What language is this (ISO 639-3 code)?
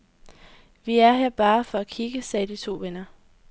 dan